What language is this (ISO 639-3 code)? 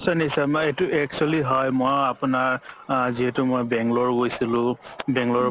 asm